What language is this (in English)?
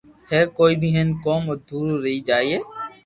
Loarki